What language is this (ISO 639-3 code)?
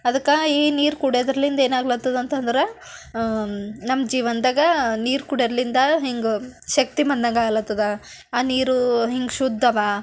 kan